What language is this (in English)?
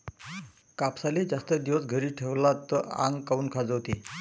Marathi